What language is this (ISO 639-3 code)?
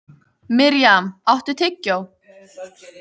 isl